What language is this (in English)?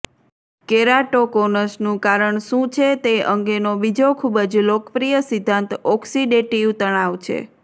Gujarati